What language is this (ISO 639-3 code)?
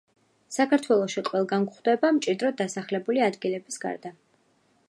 kat